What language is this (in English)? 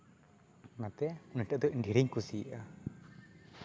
Santali